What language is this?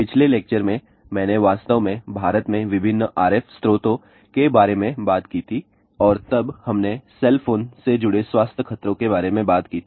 Hindi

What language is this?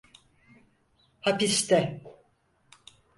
Turkish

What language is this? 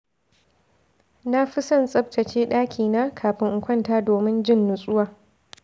Hausa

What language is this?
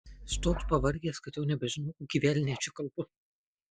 Lithuanian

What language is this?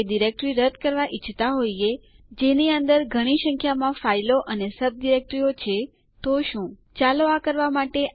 Gujarati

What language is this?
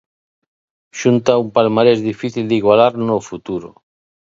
Galician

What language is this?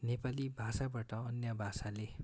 Nepali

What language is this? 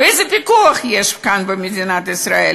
Hebrew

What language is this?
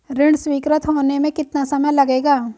Hindi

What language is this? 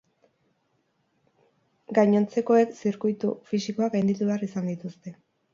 Basque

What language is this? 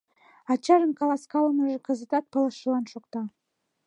Mari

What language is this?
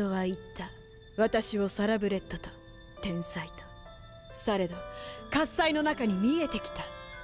Japanese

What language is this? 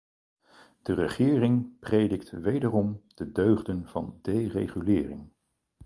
Dutch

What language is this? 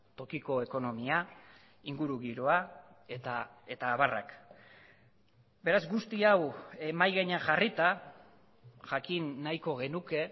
Basque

